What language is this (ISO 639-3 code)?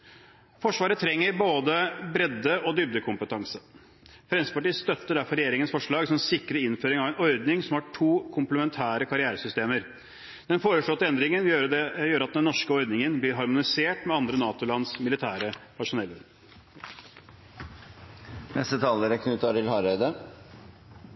nor